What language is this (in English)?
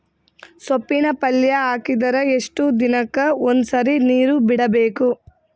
Kannada